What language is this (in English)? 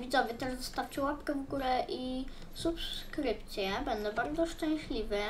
Polish